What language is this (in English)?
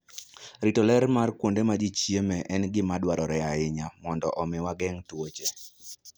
Luo (Kenya and Tanzania)